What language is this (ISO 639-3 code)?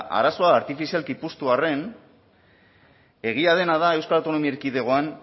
eus